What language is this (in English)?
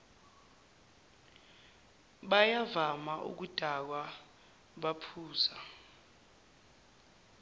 Zulu